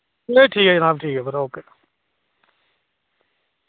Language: Dogri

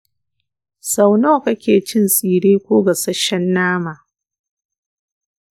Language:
Hausa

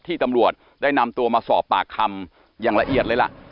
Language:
Thai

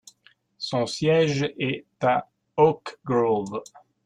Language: French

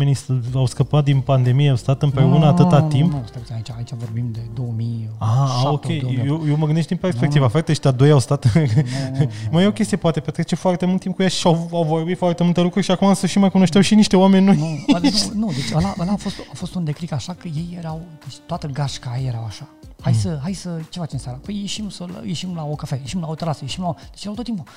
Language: Romanian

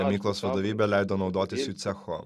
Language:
Lithuanian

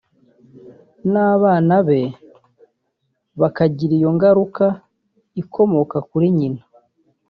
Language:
Kinyarwanda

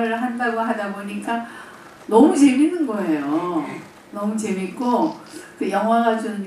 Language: Korean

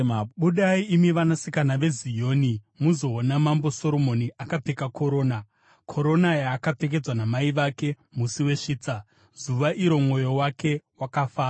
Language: Shona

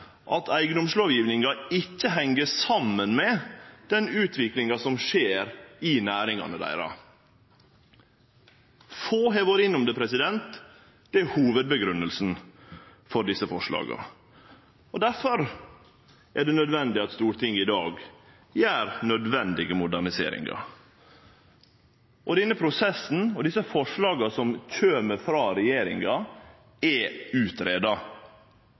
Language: Norwegian Nynorsk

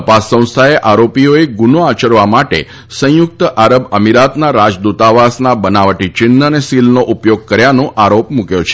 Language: Gujarati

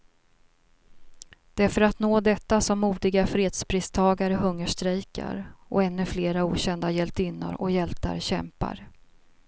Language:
Swedish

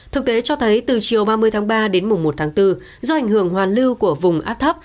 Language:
Vietnamese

